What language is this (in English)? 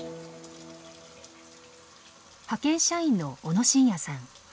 Japanese